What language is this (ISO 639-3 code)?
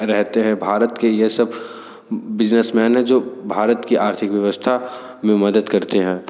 hin